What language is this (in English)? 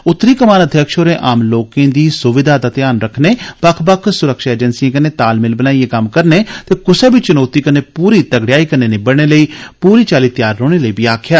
Dogri